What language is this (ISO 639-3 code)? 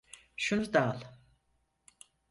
tur